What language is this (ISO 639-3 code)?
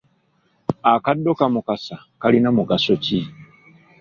lug